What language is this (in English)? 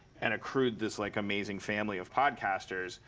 English